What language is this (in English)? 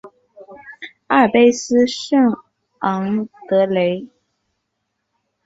Chinese